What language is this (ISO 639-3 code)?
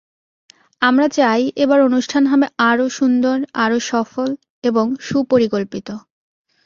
ben